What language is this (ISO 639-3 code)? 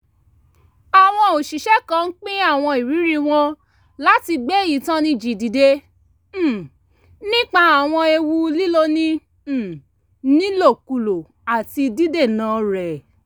yor